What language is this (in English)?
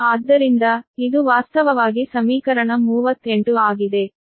Kannada